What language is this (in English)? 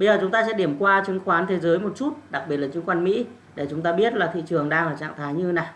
Vietnamese